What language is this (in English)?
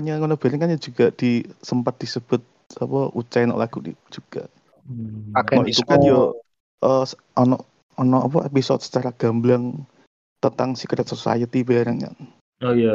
Indonesian